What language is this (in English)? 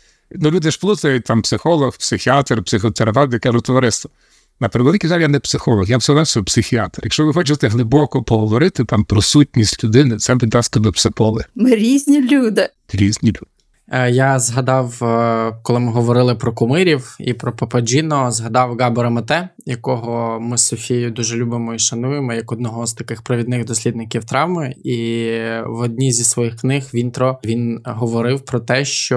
Ukrainian